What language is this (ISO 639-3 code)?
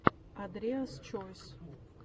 rus